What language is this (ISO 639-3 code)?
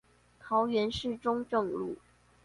zho